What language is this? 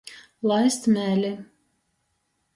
Latgalian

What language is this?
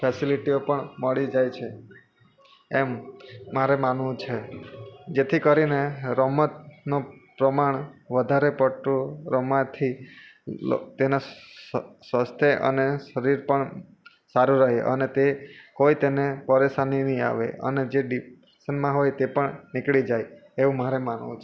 Gujarati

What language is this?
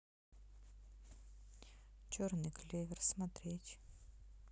Russian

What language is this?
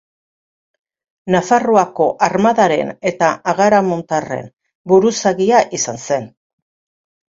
Basque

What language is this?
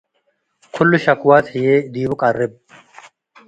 Tigre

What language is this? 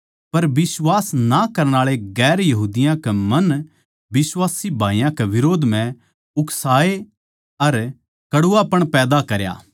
Haryanvi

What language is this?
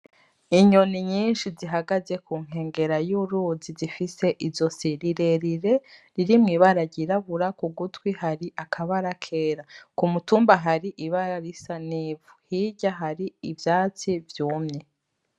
Rundi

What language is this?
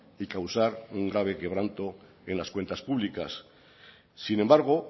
Spanish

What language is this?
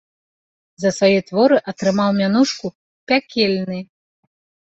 Belarusian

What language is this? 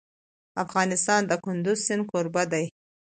Pashto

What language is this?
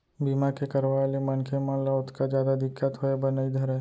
Chhattisgarhi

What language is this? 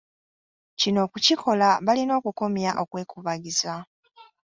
Ganda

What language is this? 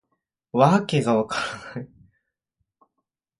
Japanese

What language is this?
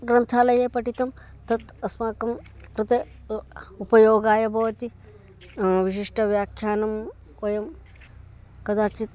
Sanskrit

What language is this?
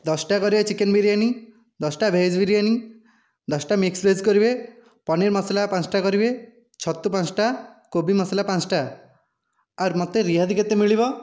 Odia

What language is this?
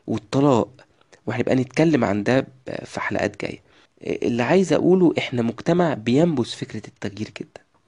Arabic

